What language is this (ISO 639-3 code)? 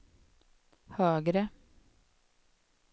swe